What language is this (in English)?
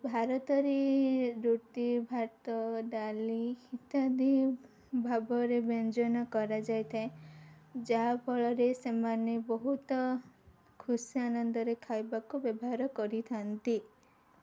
Odia